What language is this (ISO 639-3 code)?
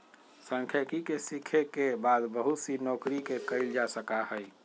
mag